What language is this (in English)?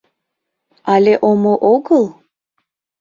Mari